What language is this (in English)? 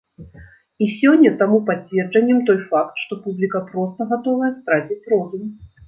Belarusian